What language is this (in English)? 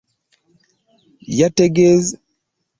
Ganda